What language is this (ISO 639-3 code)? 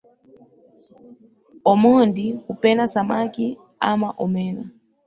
swa